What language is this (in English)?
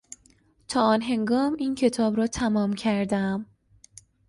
Persian